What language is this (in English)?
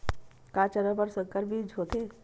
Chhattisgarhi